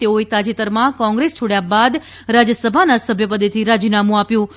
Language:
Gujarati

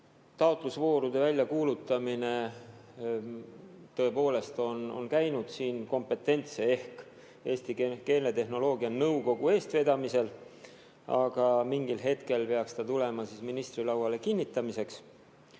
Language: Estonian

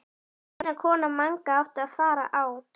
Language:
Icelandic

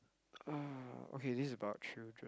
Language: English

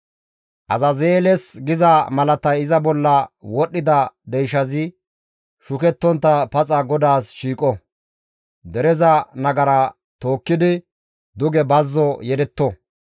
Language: Gamo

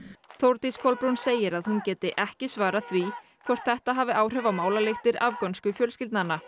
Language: Icelandic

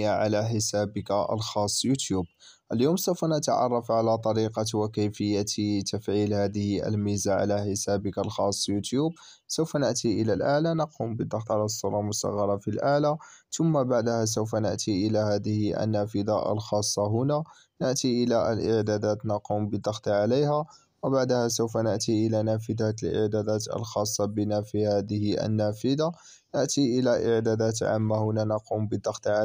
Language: Arabic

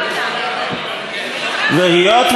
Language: Hebrew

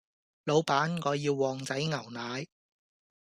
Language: Cantonese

